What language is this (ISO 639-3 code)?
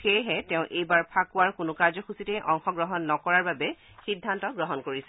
asm